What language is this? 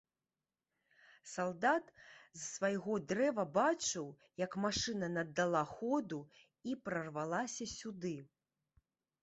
Belarusian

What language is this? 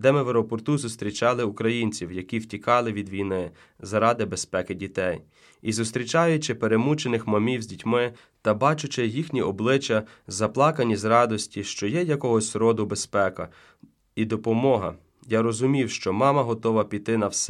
Ukrainian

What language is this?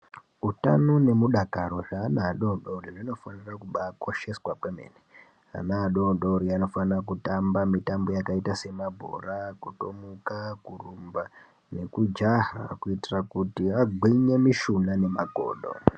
Ndau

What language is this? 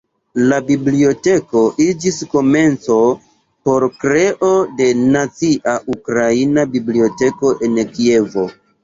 Esperanto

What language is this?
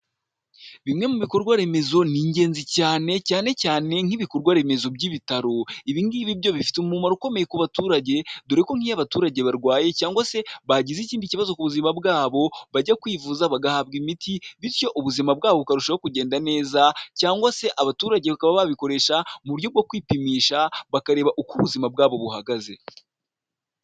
Kinyarwanda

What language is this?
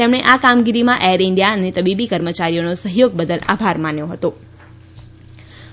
Gujarati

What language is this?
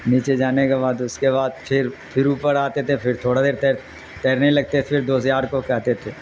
Urdu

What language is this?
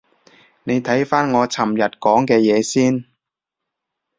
Cantonese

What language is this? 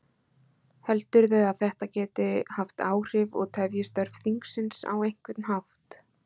Icelandic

